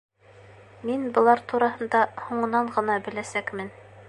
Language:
Bashkir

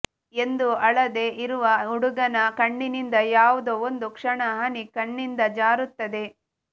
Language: Kannada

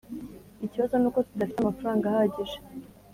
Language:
Kinyarwanda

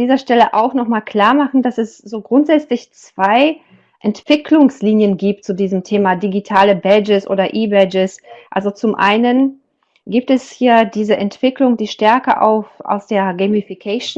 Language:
German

